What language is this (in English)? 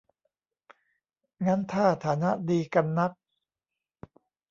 Thai